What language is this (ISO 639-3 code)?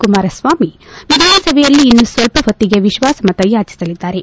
kan